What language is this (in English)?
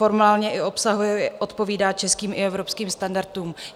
Czech